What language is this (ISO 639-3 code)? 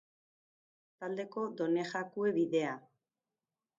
eus